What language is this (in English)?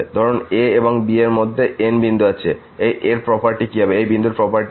Bangla